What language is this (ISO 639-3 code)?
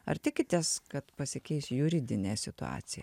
lit